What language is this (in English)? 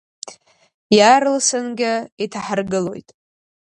Abkhazian